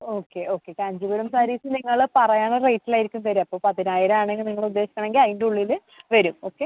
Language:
Malayalam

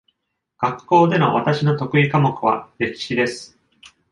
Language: Japanese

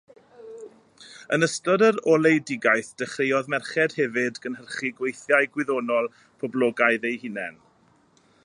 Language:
Welsh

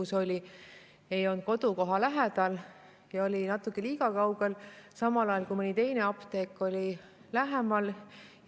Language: Estonian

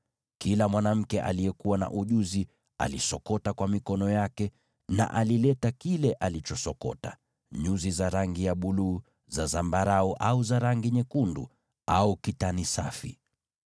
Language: Swahili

